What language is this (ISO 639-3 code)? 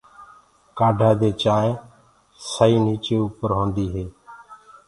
ggg